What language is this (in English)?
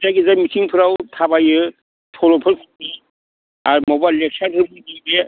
Bodo